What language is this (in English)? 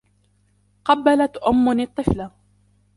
Arabic